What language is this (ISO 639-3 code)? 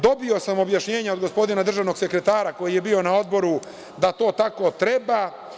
srp